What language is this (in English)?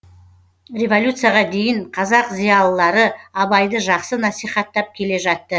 Kazakh